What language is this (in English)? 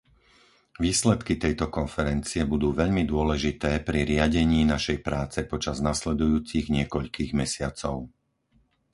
Slovak